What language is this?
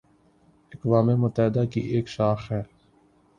Urdu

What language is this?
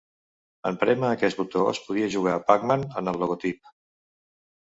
Catalan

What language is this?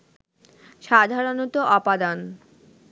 Bangla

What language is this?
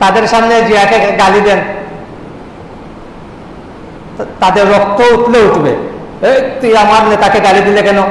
Indonesian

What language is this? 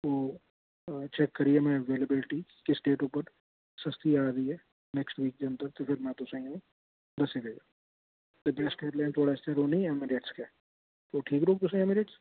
Dogri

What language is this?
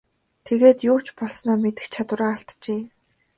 Mongolian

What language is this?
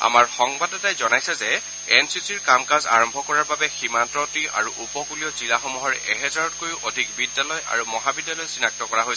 Assamese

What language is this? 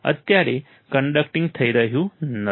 Gujarati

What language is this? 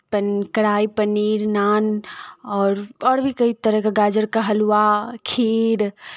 Maithili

